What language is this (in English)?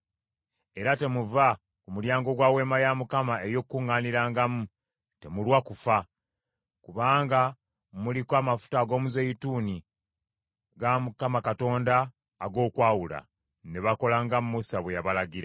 Ganda